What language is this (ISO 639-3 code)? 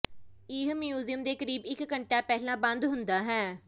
pan